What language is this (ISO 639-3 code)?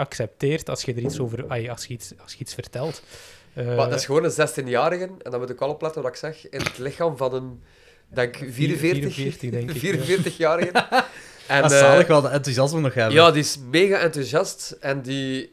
nld